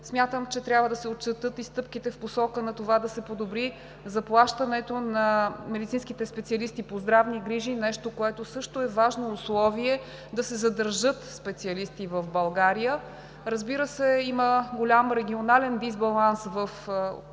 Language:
Bulgarian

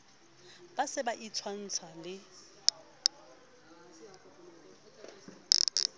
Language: Southern Sotho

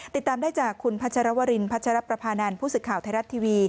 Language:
Thai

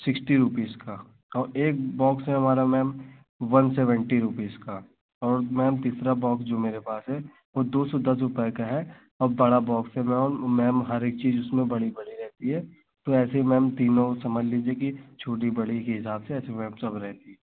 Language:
Hindi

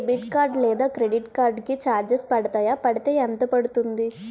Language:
Telugu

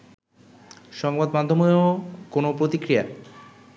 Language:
Bangla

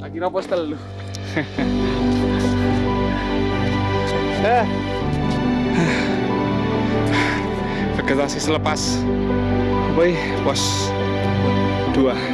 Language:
Indonesian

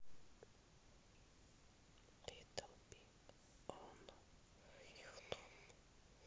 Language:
Russian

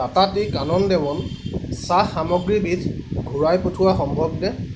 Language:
Assamese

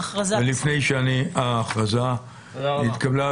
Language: Hebrew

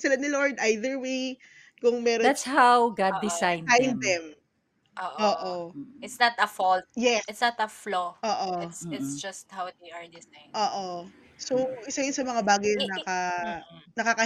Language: Filipino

